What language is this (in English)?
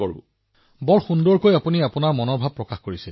Assamese